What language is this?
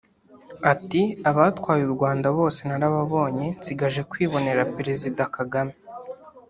Kinyarwanda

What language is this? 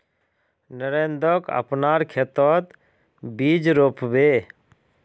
Magahi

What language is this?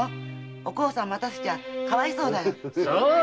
Japanese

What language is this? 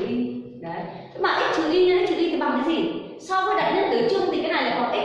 Vietnamese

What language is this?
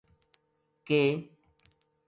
Gujari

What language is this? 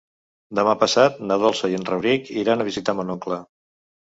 Catalan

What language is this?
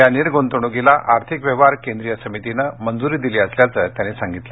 Marathi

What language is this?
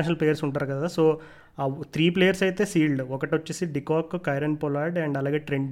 Telugu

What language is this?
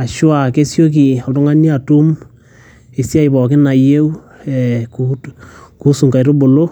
Masai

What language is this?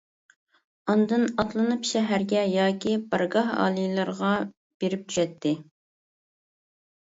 Uyghur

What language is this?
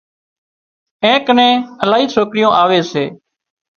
Wadiyara Koli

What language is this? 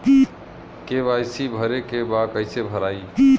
Bhojpuri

